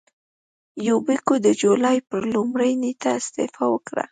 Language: Pashto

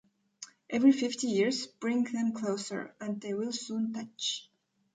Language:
English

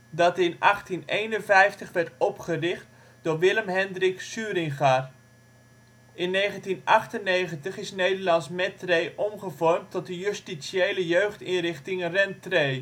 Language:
Dutch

